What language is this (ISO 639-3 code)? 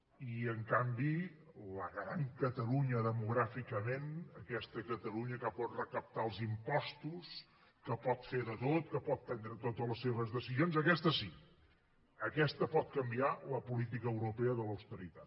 cat